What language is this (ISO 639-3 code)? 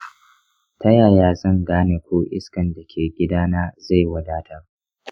hau